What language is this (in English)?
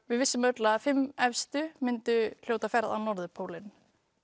Icelandic